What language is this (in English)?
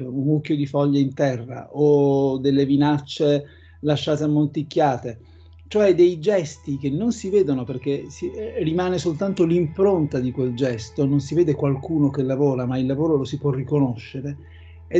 Italian